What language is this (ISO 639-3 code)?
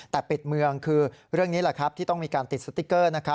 tha